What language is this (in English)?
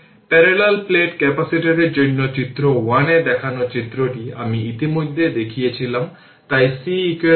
Bangla